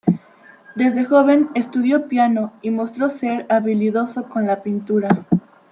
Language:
Spanish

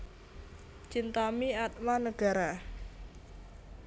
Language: Javanese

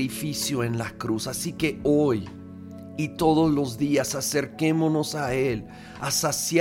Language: Spanish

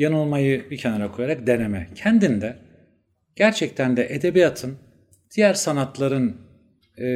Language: Turkish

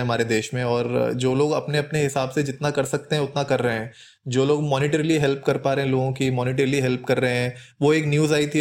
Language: Hindi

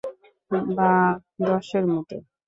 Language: Bangla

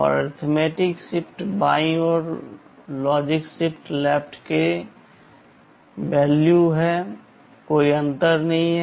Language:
Hindi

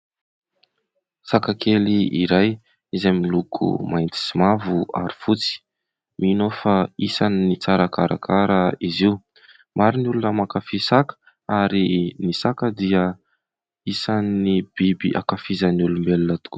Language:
Malagasy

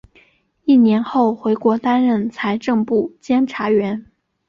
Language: Chinese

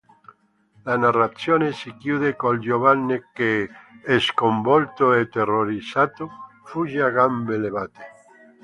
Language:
Italian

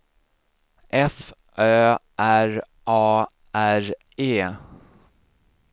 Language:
Swedish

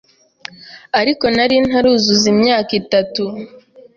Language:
Kinyarwanda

